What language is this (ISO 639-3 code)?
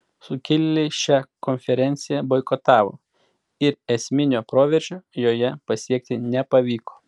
lit